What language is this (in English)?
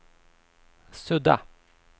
Swedish